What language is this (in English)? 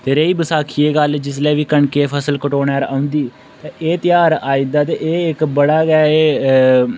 Dogri